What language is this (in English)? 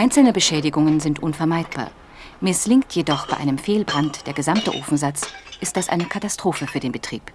German